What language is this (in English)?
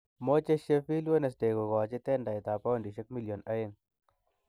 Kalenjin